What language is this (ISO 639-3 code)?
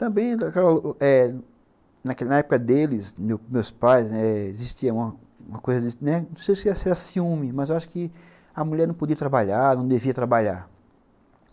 por